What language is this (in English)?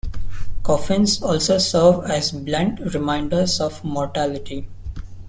English